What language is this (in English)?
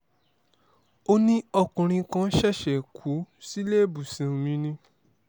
Yoruba